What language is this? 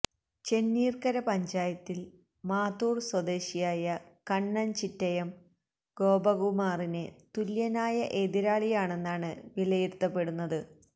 Malayalam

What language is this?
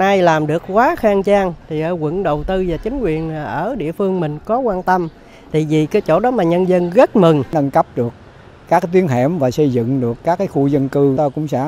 Vietnamese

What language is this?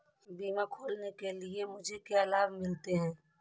Hindi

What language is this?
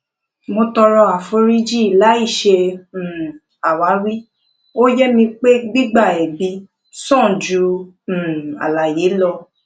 Yoruba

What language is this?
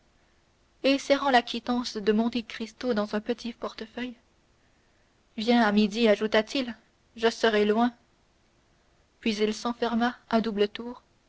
French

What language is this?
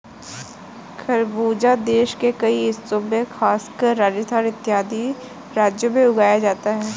Hindi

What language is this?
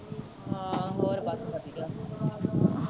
Punjabi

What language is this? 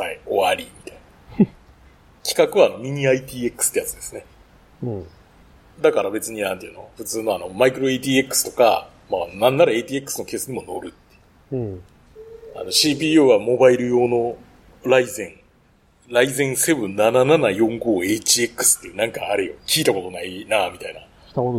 Japanese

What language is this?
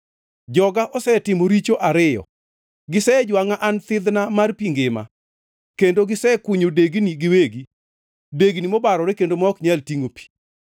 Luo (Kenya and Tanzania)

